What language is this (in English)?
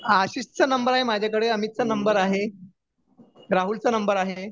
Marathi